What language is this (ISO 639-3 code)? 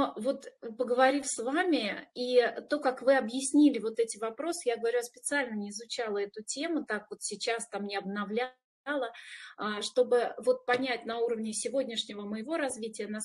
rus